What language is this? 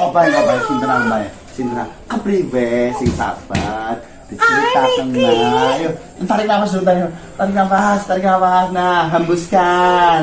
Indonesian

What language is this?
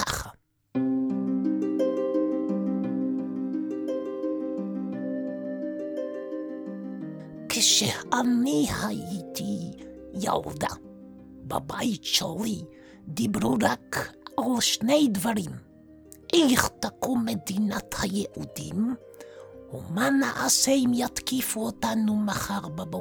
Hebrew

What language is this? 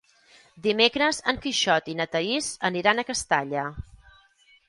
Catalan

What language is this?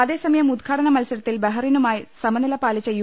Malayalam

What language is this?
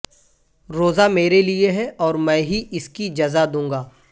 Urdu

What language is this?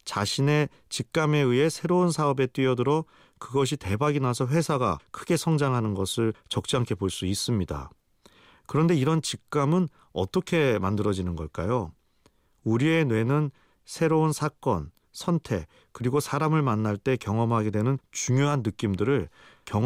Korean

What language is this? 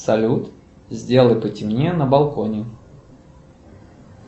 Russian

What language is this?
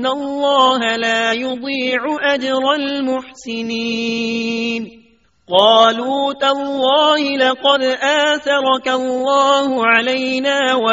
Urdu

